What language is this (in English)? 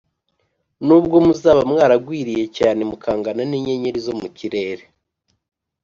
Kinyarwanda